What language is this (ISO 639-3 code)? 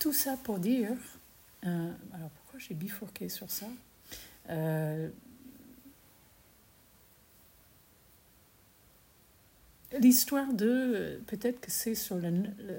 fra